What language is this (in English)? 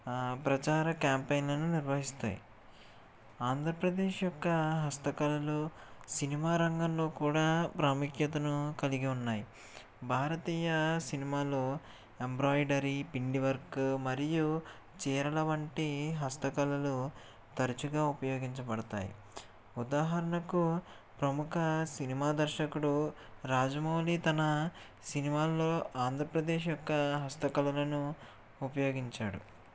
Telugu